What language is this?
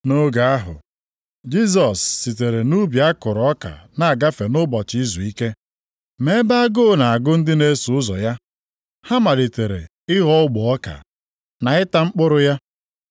Igbo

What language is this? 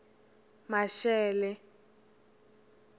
Tsonga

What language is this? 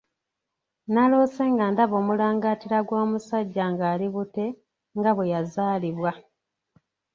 Ganda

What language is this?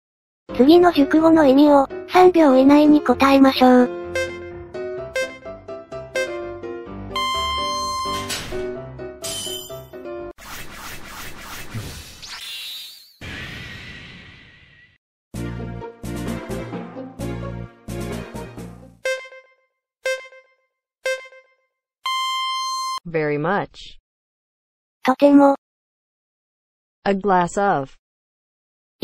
Korean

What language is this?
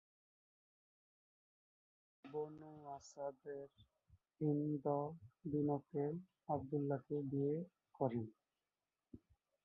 Bangla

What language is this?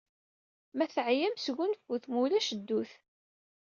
Kabyle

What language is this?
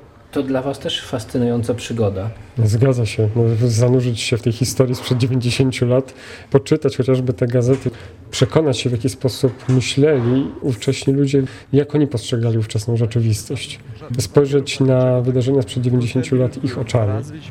Polish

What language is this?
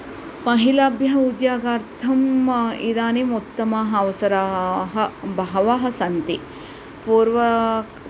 Sanskrit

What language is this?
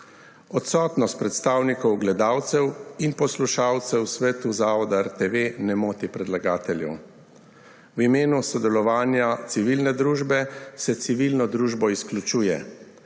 Slovenian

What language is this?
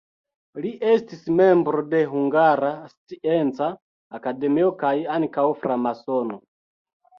Esperanto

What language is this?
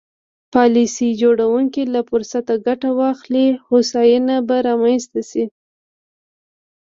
Pashto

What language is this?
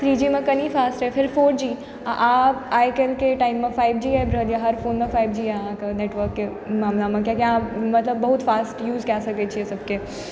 Maithili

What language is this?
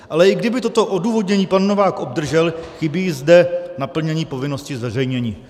Czech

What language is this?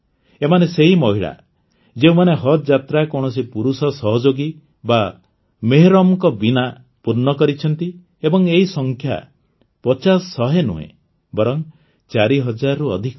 Odia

